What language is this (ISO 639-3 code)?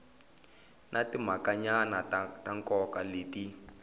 tso